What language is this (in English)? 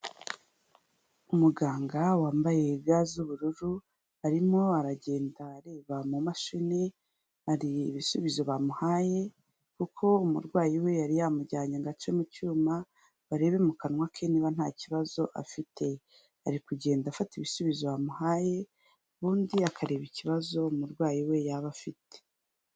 Kinyarwanda